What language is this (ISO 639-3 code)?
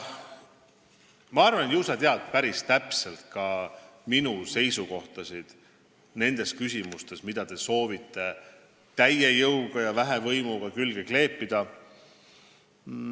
est